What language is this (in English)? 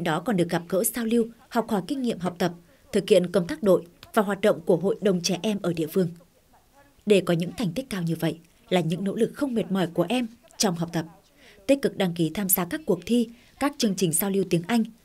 Vietnamese